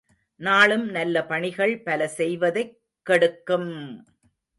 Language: Tamil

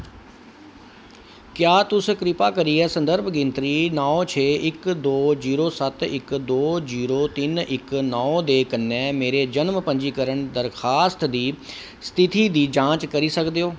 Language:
Dogri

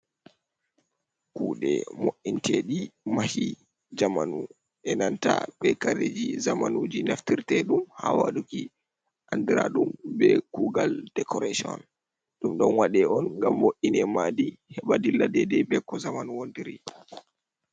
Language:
Fula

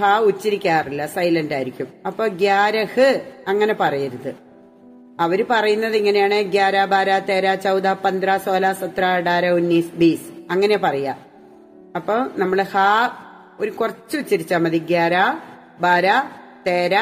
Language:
Malayalam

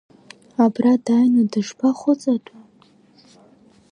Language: Abkhazian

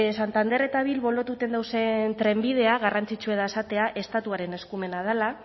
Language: Basque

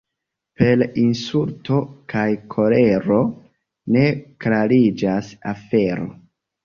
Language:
Esperanto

